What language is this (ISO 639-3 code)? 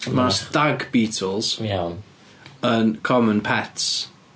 cym